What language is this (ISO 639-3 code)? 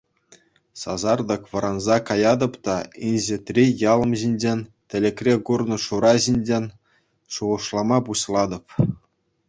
chv